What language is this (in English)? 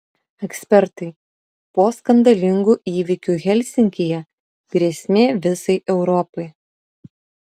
Lithuanian